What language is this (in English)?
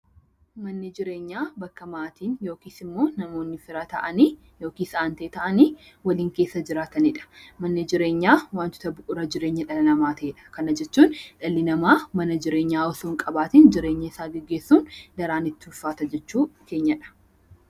Oromo